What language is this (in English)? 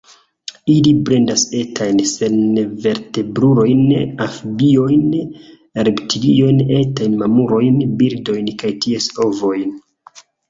Esperanto